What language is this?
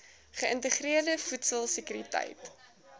Afrikaans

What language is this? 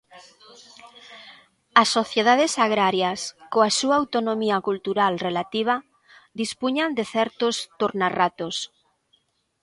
Galician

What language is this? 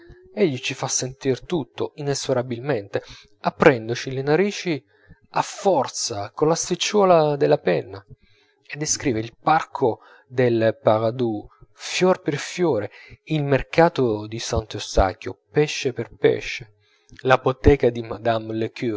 Italian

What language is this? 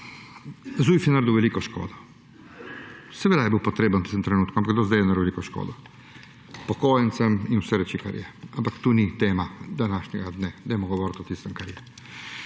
Slovenian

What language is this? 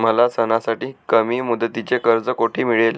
Marathi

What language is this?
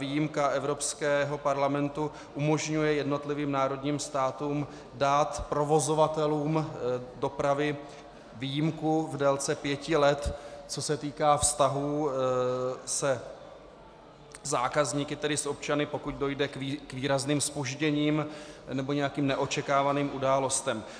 Czech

